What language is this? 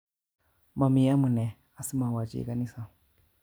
Kalenjin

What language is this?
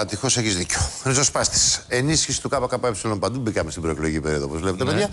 Greek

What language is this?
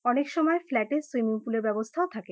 Bangla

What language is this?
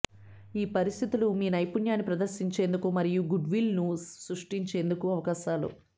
Telugu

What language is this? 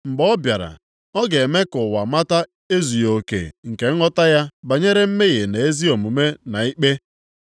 Igbo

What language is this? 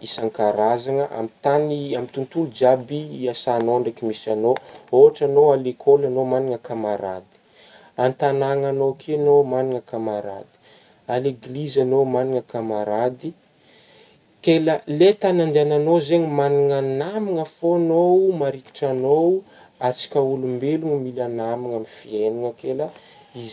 Northern Betsimisaraka Malagasy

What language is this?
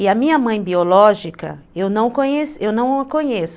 Portuguese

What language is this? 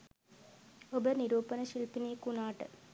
Sinhala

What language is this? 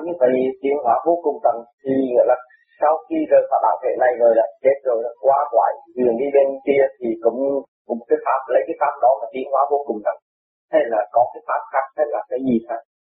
Vietnamese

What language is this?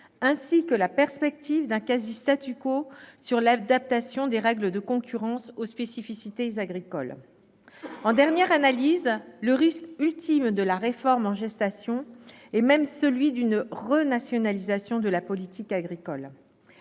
French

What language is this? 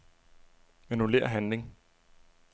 Danish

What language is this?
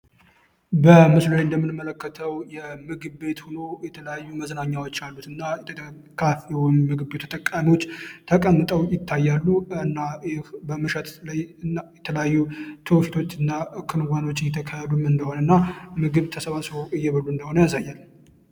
Amharic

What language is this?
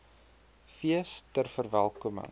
Afrikaans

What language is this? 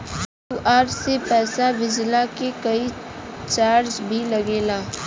Bhojpuri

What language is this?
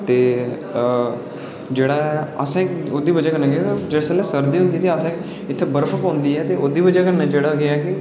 Dogri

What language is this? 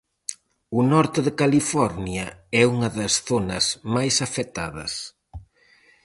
Galician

